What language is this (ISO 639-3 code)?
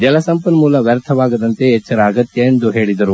kan